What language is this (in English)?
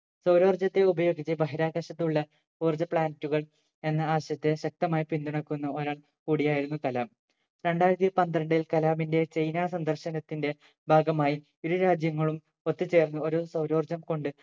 Malayalam